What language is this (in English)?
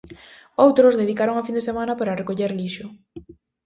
Galician